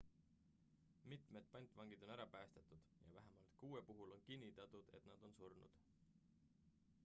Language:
Estonian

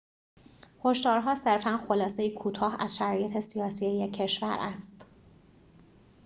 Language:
Persian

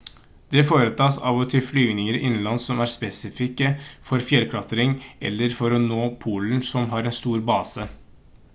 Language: Norwegian Bokmål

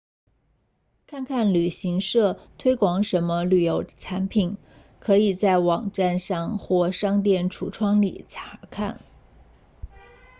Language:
Chinese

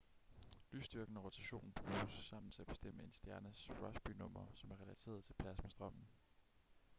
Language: Danish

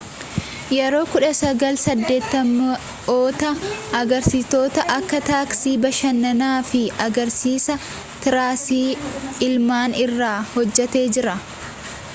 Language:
Oromo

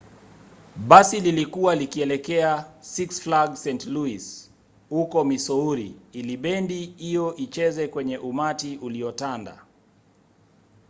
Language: Swahili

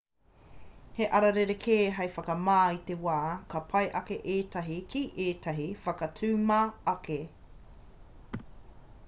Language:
Māori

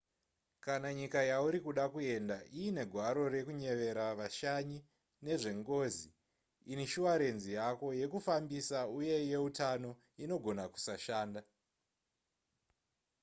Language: Shona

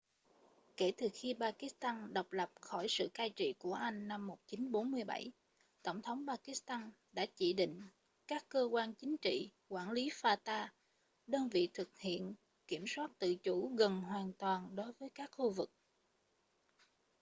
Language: Vietnamese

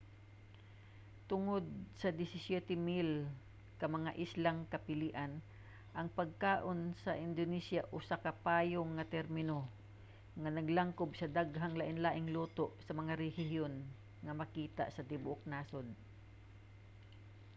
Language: Cebuano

